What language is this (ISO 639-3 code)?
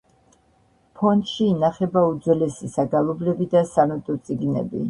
kat